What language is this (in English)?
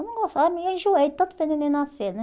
Portuguese